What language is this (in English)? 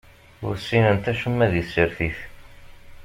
Kabyle